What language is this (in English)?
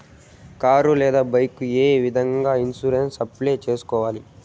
Telugu